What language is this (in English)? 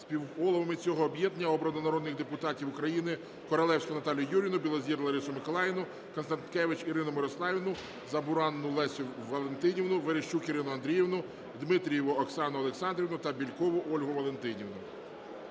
Ukrainian